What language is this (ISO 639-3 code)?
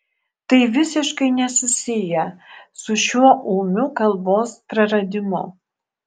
lit